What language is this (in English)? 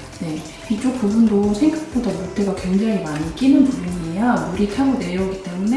Korean